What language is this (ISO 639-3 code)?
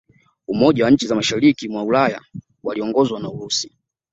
swa